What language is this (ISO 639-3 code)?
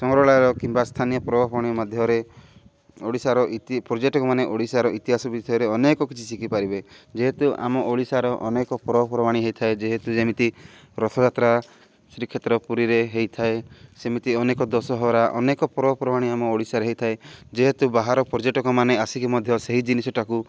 ori